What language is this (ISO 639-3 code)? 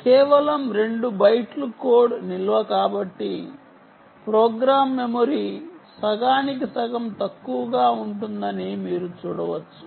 tel